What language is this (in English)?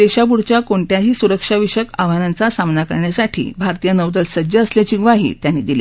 Marathi